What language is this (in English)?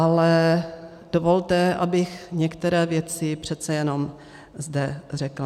Czech